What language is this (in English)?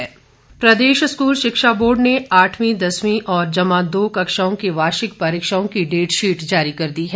Hindi